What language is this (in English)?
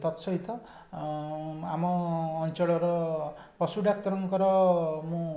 Odia